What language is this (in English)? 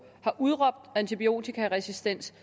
Danish